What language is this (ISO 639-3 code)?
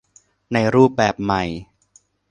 tha